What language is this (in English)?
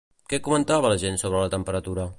Catalan